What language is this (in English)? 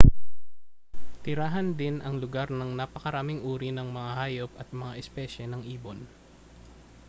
Filipino